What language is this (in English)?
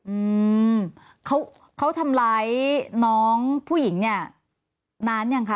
Thai